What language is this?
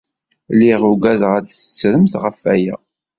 Kabyle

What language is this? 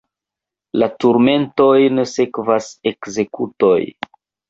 Esperanto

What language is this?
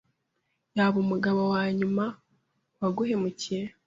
Kinyarwanda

